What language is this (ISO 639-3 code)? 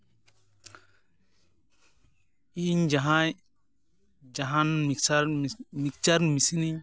sat